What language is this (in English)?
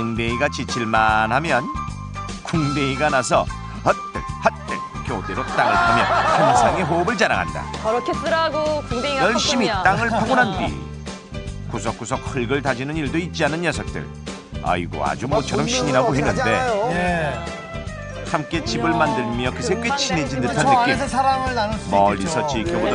Korean